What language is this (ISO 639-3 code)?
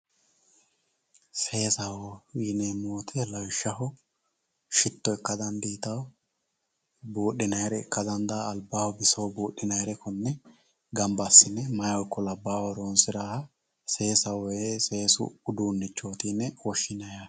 sid